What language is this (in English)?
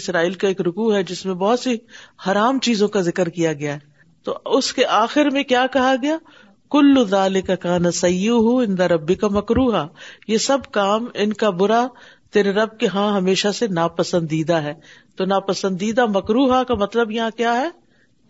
Urdu